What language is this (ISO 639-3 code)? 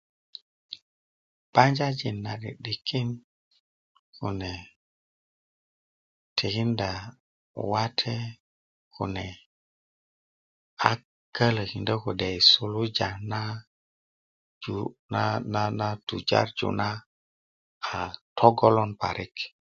ukv